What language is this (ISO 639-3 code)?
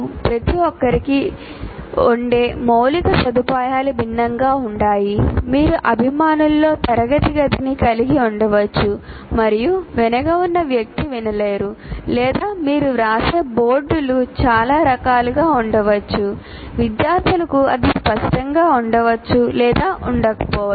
tel